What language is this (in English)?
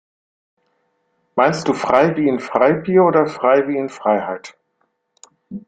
German